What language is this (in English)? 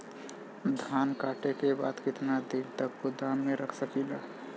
Bhojpuri